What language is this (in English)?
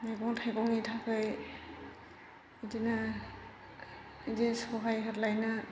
Bodo